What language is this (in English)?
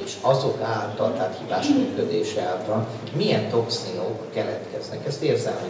Hungarian